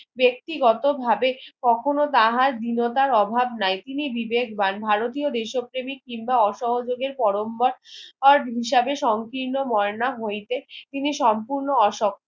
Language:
Bangla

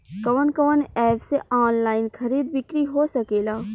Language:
Bhojpuri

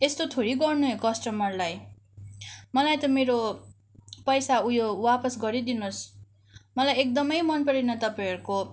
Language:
Nepali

